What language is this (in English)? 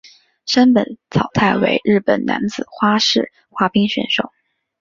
Chinese